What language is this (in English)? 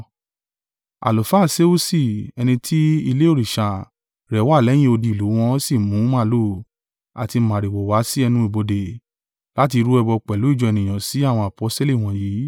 Yoruba